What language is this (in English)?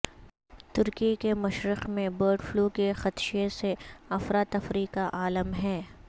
Urdu